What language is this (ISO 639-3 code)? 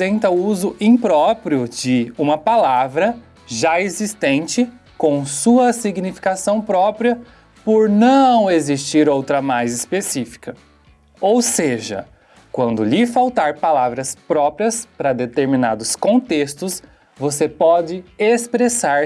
por